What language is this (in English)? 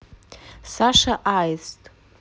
Russian